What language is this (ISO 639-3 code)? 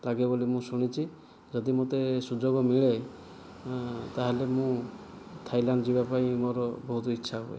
ori